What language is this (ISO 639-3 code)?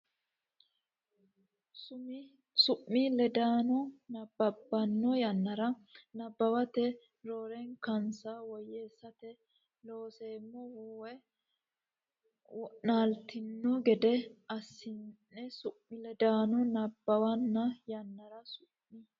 sid